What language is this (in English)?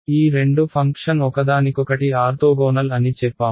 Telugu